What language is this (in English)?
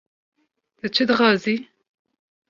Kurdish